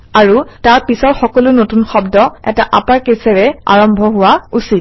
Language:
Assamese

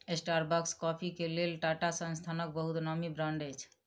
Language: Maithili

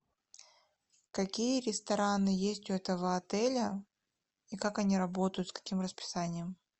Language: Russian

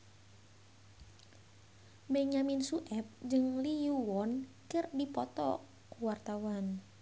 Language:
Sundanese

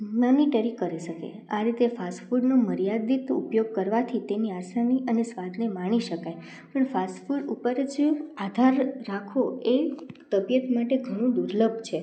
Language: Gujarati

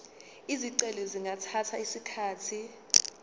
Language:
Zulu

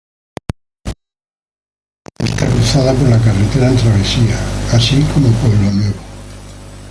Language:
Spanish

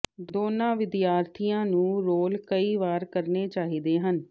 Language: Punjabi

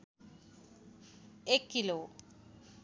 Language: Nepali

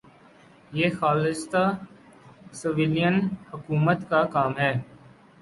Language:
Urdu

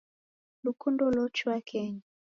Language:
Taita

